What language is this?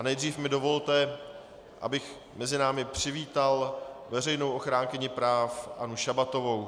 Czech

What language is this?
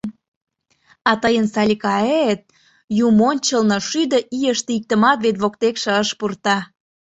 Mari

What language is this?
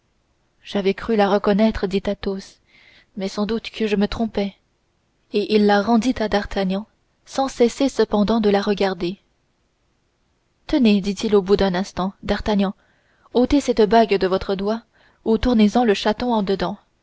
French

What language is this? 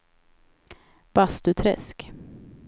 Swedish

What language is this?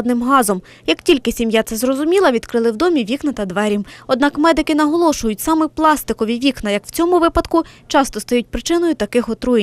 Ukrainian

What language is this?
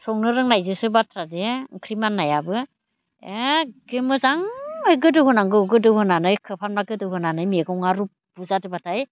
Bodo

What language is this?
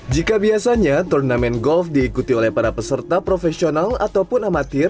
Indonesian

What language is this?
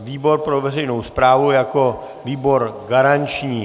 Czech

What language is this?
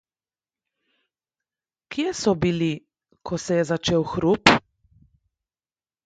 Slovenian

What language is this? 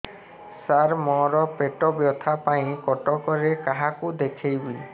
Odia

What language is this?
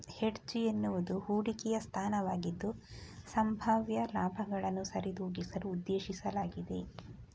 Kannada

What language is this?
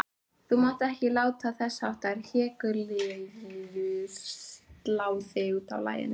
Icelandic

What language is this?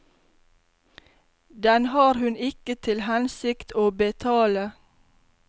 Norwegian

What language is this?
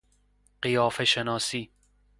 Persian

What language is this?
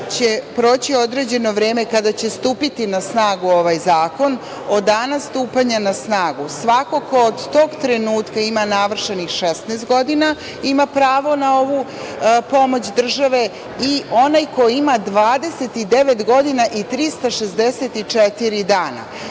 Serbian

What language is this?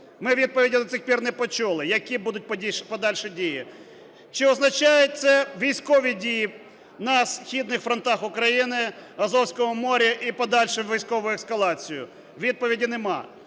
Ukrainian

